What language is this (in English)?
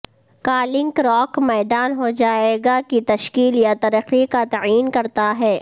Urdu